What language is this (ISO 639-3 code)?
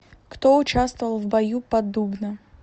rus